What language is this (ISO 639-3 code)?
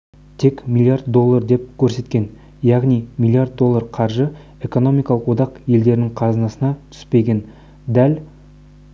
kaz